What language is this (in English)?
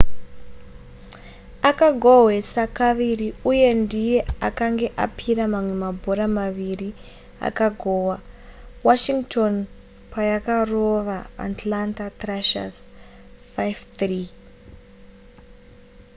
Shona